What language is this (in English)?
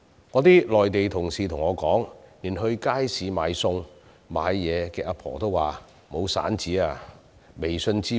Cantonese